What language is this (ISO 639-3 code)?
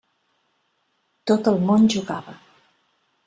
cat